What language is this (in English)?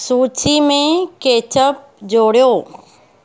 Sindhi